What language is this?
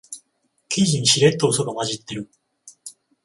Japanese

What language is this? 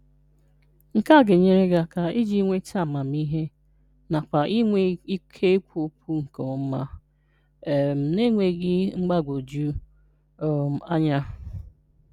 Igbo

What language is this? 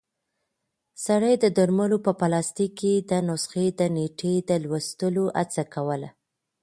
Pashto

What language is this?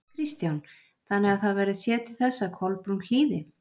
Icelandic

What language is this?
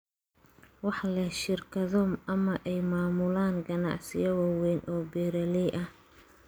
Somali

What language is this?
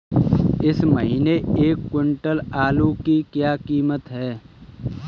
Hindi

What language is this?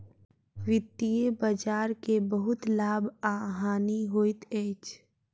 Maithili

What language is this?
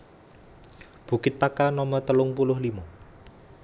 Javanese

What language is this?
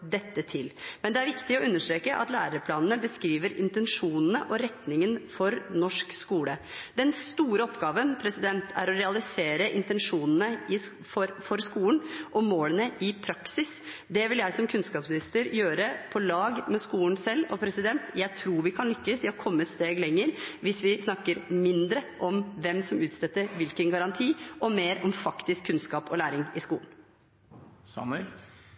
Norwegian Bokmål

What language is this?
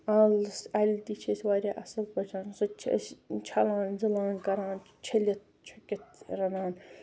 Kashmiri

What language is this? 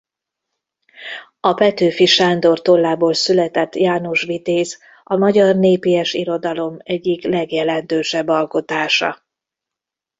Hungarian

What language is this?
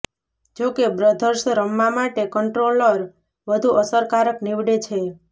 Gujarati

